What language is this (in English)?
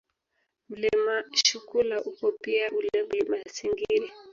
Swahili